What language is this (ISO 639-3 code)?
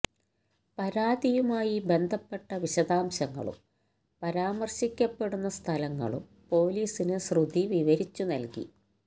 mal